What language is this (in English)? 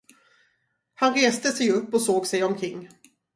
Swedish